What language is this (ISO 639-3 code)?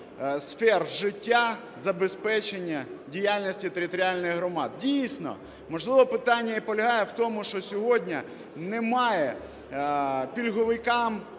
ukr